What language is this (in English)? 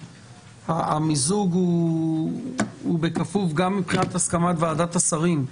Hebrew